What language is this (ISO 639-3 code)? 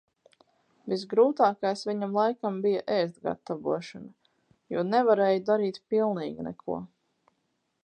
lav